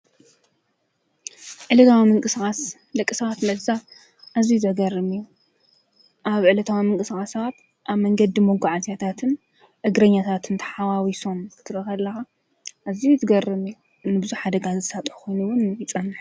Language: Tigrinya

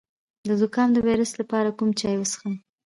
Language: Pashto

